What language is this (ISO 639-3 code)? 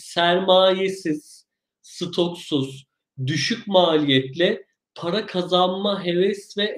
tur